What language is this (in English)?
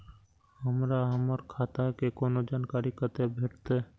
Maithili